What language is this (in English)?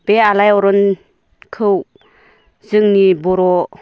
Bodo